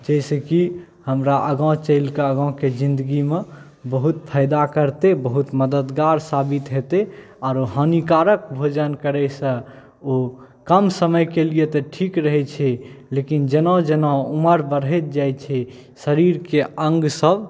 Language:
Maithili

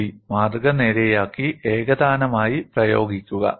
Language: Malayalam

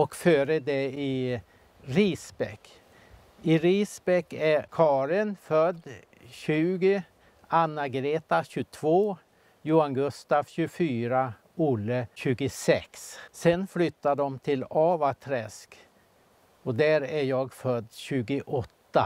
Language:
Swedish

